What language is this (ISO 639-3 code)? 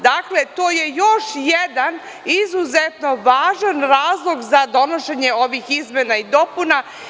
srp